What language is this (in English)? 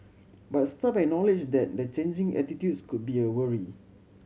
English